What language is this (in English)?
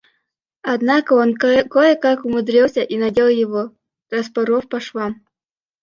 Russian